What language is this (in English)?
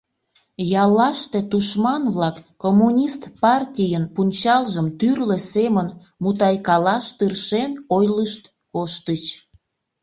Mari